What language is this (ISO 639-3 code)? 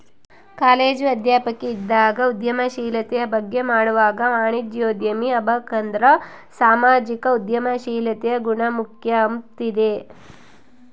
kan